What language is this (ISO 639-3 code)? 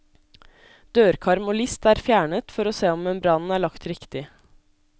nor